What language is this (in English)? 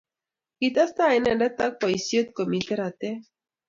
Kalenjin